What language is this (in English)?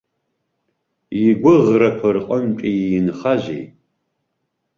Abkhazian